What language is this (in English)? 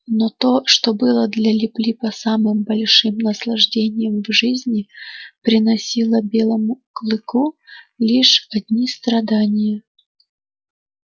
Russian